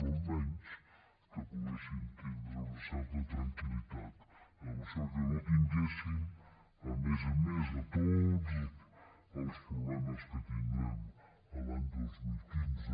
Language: Catalan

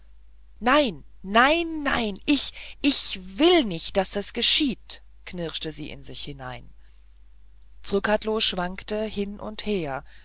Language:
German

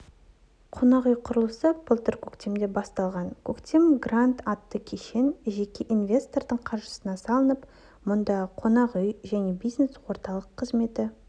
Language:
Kazakh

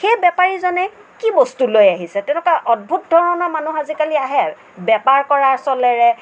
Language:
Assamese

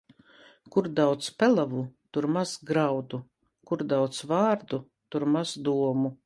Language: Latvian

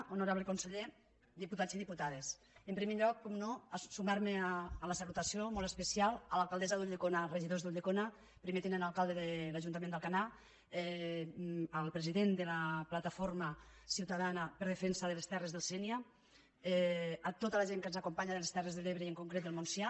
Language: Catalan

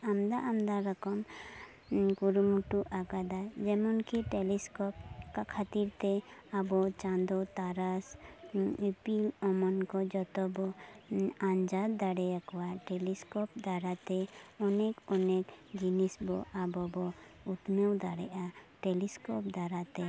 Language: Santali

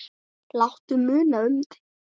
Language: Icelandic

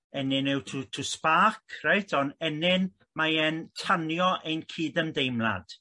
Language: Welsh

